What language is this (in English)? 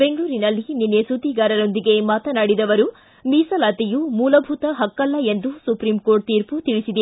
Kannada